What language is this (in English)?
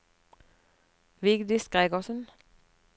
Norwegian